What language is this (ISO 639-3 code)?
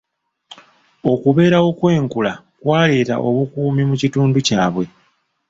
lug